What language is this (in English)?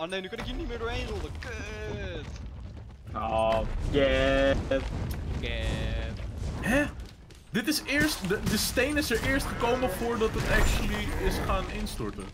Dutch